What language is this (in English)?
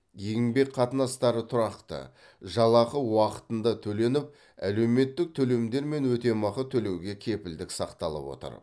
Kazakh